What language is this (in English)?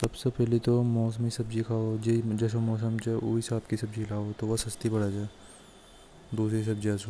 Hadothi